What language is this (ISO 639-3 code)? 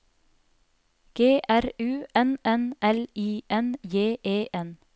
nor